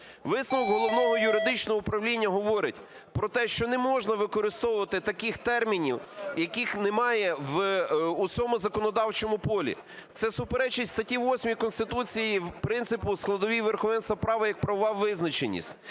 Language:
Ukrainian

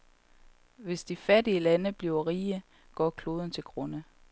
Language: Danish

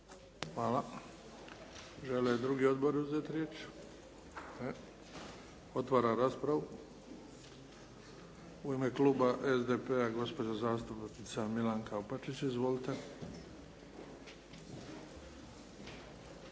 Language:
Croatian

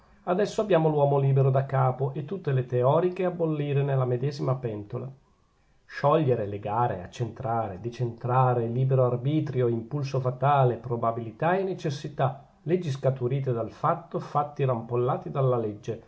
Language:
Italian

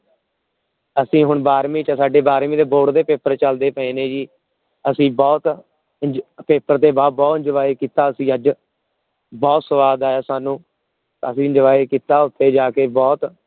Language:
Punjabi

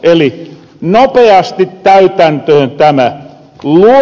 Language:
Finnish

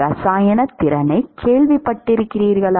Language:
Tamil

